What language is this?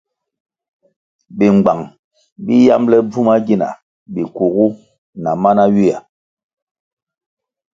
Kwasio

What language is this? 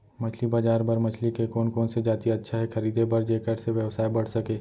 Chhattisgarhi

